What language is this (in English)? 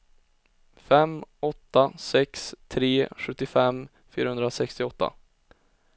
Swedish